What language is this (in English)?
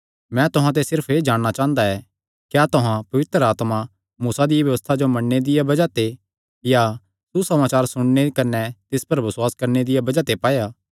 Kangri